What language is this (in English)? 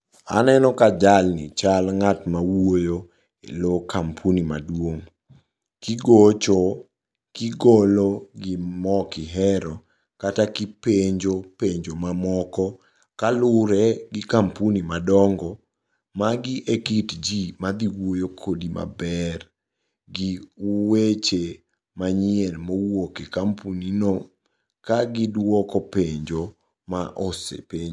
Luo (Kenya and Tanzania)